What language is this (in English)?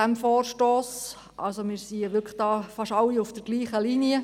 Swiss German